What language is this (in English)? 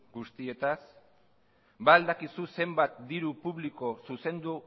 Basque